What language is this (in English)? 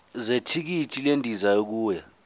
Zulu